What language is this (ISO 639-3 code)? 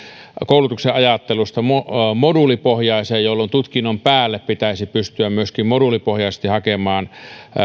fin